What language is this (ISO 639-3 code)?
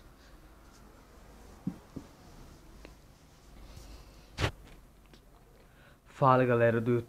por